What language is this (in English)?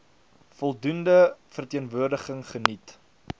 Afrikaans